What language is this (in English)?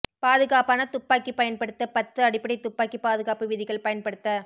Tamil